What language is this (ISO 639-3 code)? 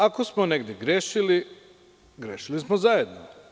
srp